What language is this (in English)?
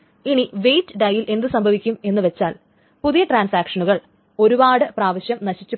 Malayalam